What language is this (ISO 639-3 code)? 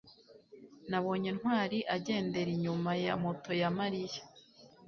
kin